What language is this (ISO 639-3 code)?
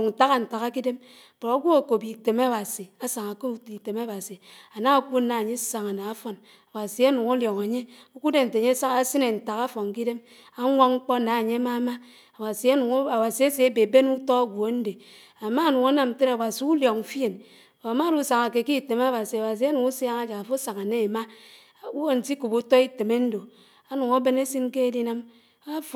anw